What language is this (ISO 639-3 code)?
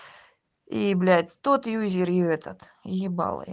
rus